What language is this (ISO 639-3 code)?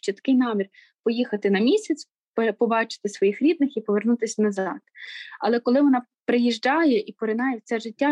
ukr